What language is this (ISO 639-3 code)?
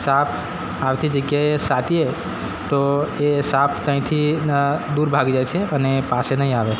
guj